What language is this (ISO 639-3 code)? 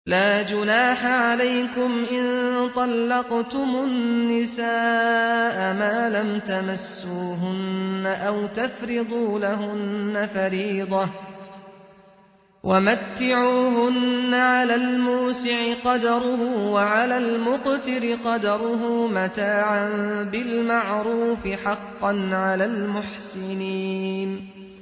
ara